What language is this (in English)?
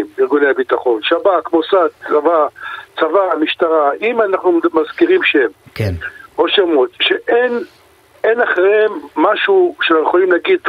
Hebrew